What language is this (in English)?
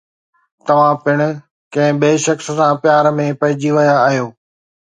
Sindhi